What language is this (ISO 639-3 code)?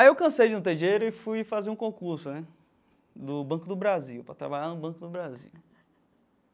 por